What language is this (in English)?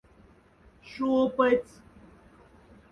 Moksha